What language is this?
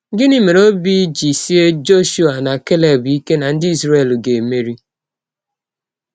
Igbo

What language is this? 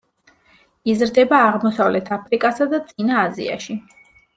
Georgian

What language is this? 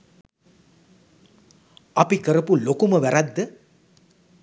Sinhala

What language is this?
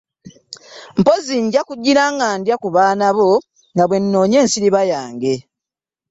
Ganda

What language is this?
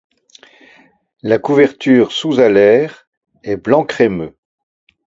French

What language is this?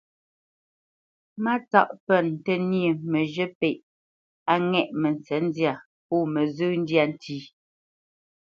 Bamenyam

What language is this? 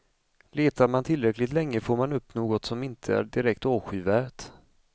Swedish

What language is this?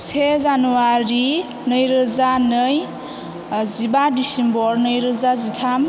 Bodo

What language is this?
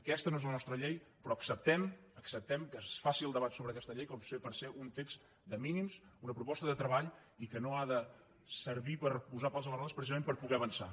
Catalan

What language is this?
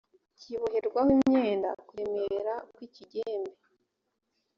Kinyarwanda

